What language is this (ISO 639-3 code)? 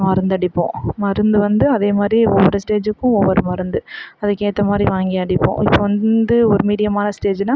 tam